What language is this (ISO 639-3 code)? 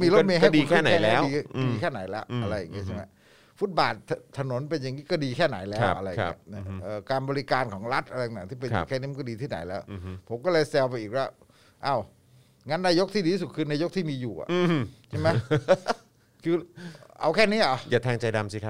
tha